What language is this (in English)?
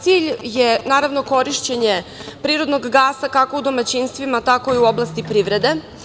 Serbian